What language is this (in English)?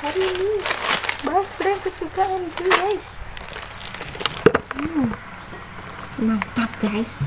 Indonesian